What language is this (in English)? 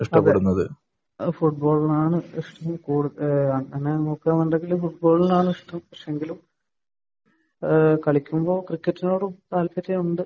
Malayalam